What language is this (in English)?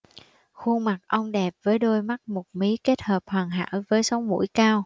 Vietnamese